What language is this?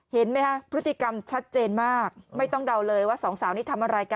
Thai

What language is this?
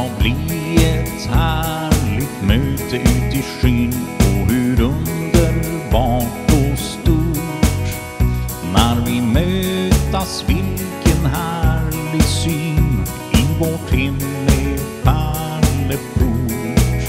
Swedish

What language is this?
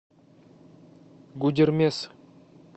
Russian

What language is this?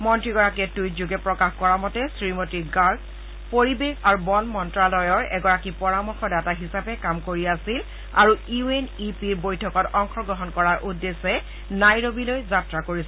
Assamese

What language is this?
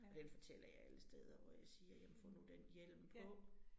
Danish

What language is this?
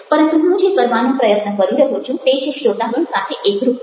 Gujarati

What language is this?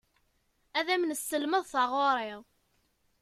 Kabyle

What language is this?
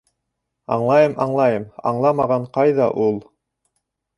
Bashkir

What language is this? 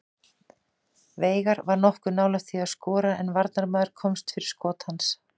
Icelandic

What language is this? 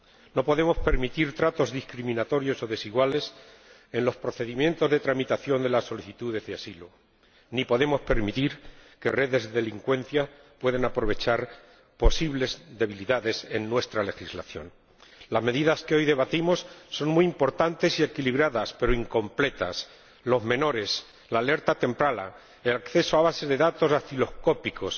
Spanish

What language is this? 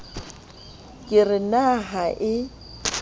Southern Sotho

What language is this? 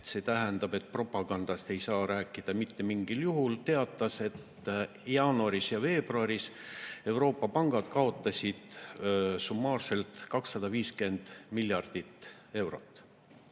Estonian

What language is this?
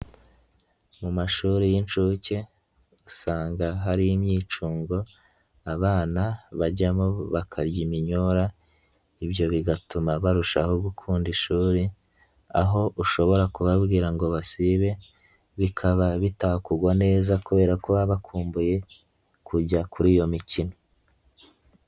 Kinyarwanda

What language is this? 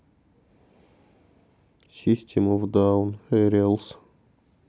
Russian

